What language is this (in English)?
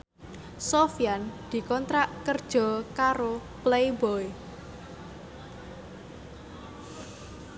Javanese